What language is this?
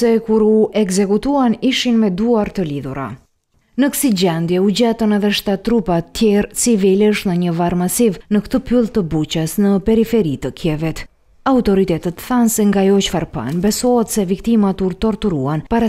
Romanian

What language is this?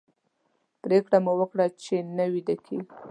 Pashto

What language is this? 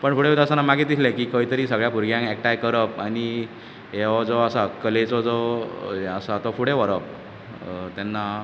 Konkani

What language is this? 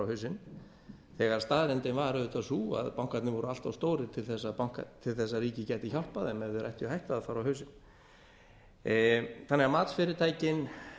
Icelandic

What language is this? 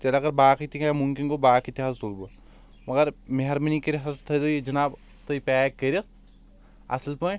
Kashmiri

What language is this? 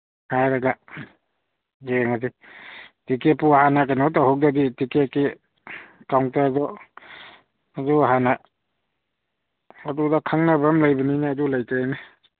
Manipuri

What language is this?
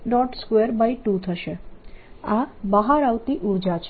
Gujarati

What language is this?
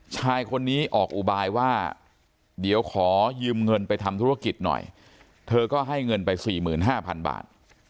Thai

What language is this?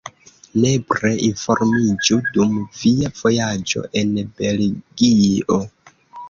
Esperanto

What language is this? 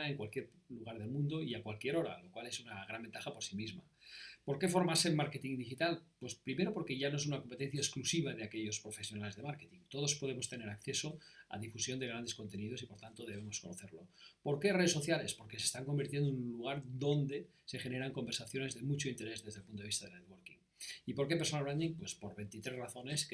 Spanish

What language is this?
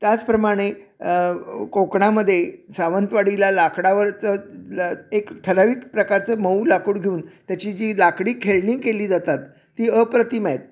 Marathi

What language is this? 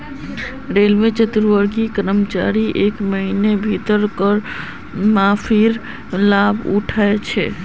Magahi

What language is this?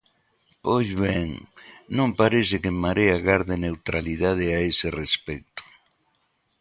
Galician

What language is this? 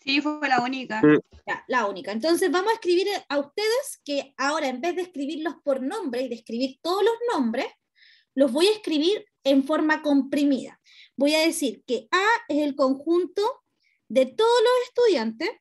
Spanish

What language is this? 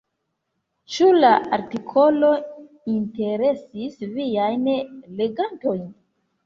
Esperanto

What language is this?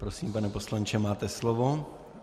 Czech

